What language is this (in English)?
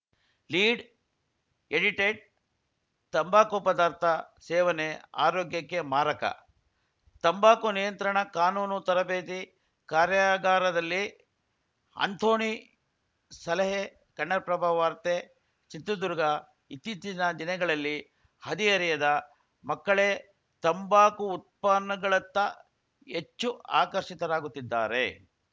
Kannada